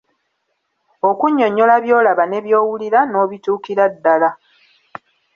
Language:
Ganda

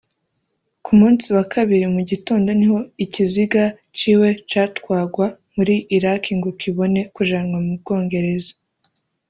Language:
Kinyarwanda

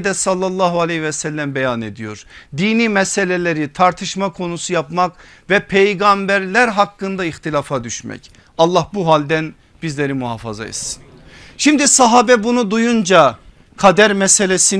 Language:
Turkish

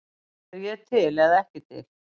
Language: Icelandic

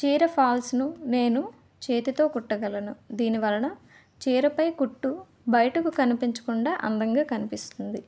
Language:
Telugu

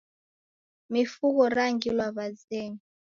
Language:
Taita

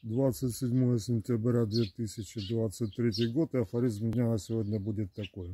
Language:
Russian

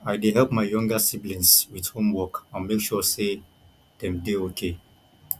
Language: Nigerian Pidgin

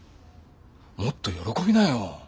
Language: Japanese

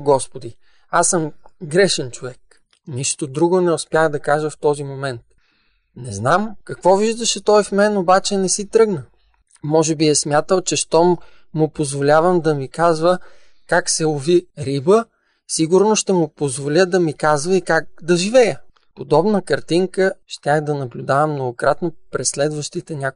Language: Bulgarian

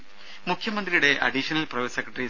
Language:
Malayalam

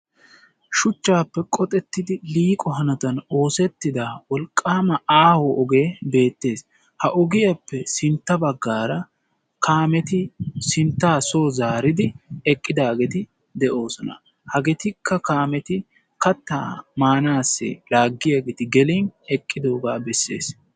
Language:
Wolaytta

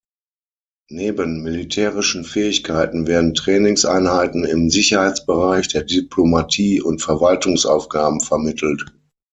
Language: German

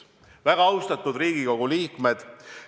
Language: Estonian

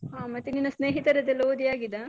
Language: Kannada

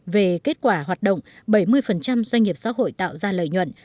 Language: Vietnamese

